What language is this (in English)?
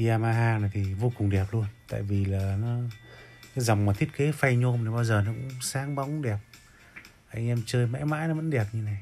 Vietnamese